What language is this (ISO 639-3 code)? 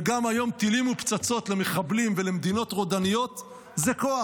heb